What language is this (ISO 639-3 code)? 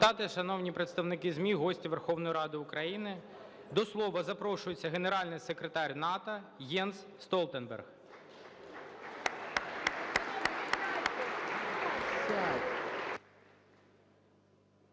ukr